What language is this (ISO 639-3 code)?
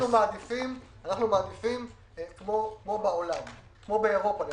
heb